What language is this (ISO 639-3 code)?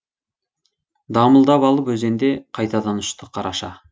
kaz